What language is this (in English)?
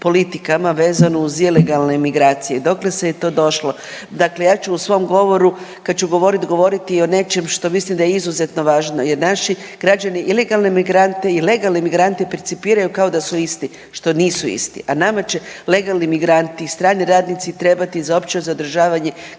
Croatian